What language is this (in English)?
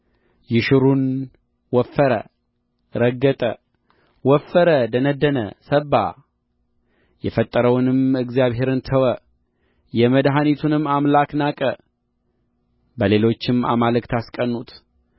Amharic